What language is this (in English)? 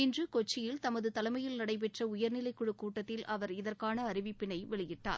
Tamil